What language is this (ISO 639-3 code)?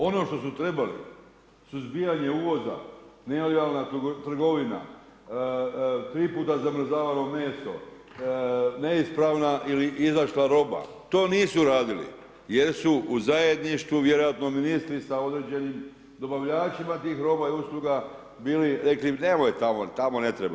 hrv